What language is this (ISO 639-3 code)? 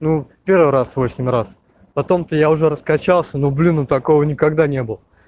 rus